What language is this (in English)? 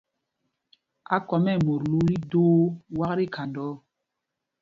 Mpumpong